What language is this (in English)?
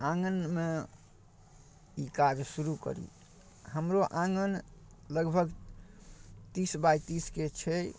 Maithili